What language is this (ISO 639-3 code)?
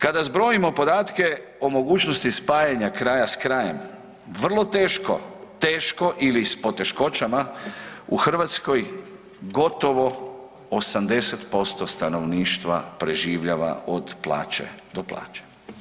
hrv